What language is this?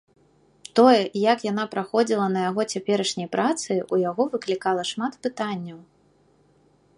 Belarusian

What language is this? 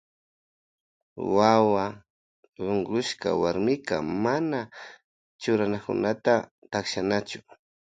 Loja Highland Quichua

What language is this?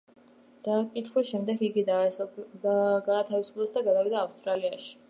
Georgian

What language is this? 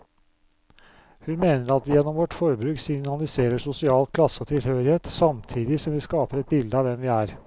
Norwegian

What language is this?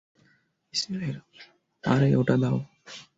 Bangla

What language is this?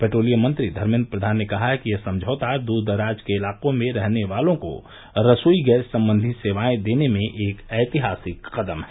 Hindi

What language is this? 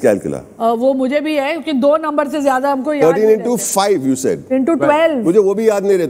Hindi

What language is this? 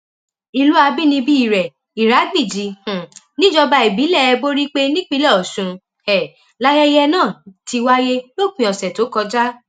Yoruba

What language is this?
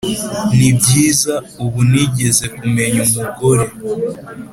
Kinyarwanda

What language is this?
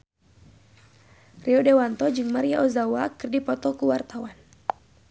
Sundanese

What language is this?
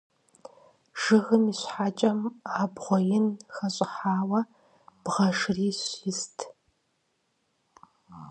Kabardian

